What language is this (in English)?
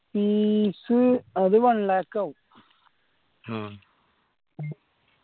Malayalam